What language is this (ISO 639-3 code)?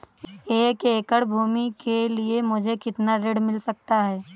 hin